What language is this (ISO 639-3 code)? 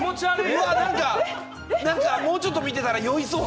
jpn